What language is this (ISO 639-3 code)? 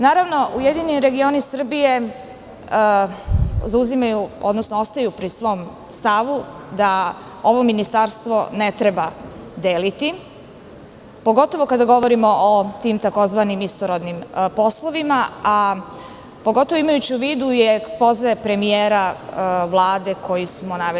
srp